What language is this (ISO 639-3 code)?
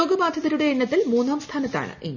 mal